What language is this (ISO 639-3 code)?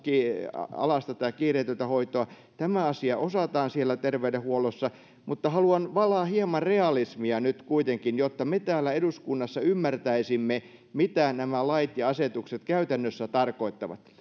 fin